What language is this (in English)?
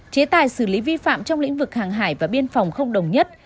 Vietnamese